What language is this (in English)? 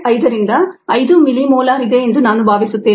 Kannada